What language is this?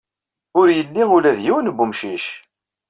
Kabyle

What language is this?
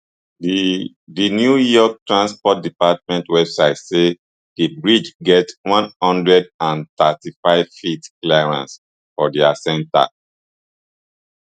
Nigerian Pidgin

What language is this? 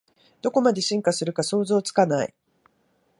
Japanese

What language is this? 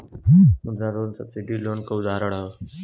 Bhojpuri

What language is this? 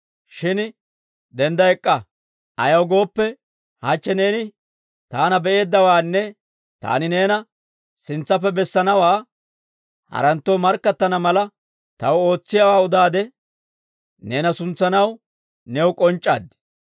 Dawro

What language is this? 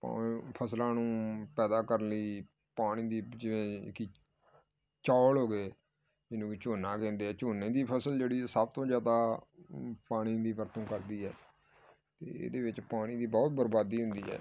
Punjabi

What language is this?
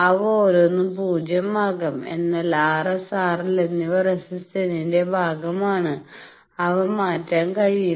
Malayalam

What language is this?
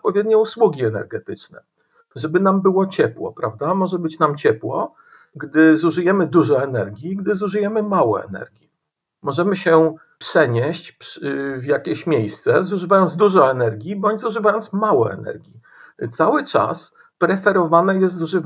Polish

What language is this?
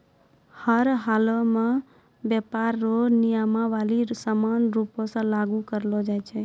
Maithili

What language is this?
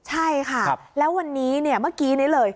Thai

